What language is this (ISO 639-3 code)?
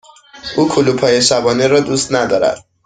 fas